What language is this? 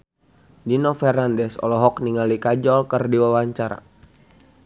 Sundanese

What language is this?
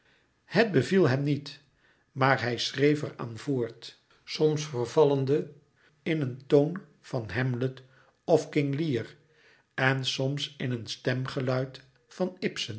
Dutch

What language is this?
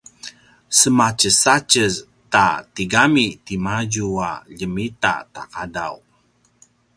Paiwan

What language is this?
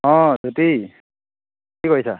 Assamese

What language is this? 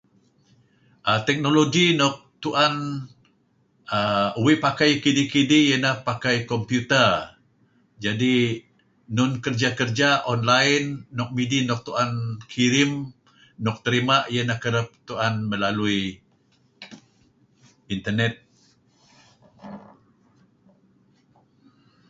Kelabit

